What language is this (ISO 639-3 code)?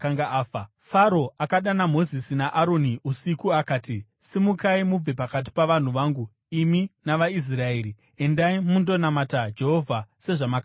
sna